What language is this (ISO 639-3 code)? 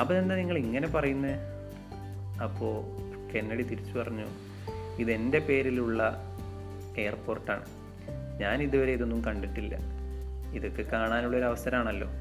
mal